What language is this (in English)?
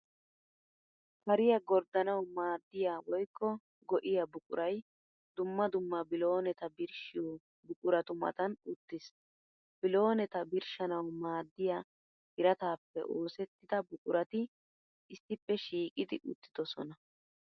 Wolaytta